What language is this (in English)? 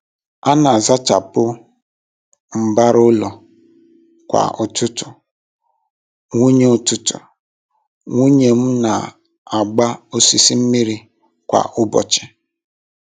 Igbo